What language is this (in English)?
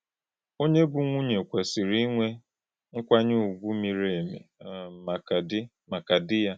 Igbo